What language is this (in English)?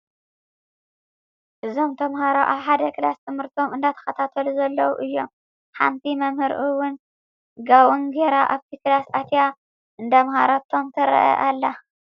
Tigrinya